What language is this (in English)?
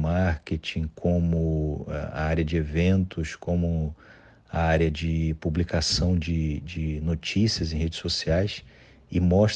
Portuguese